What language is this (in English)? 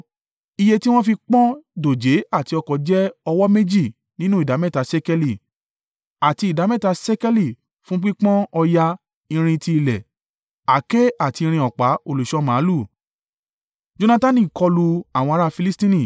Yoruba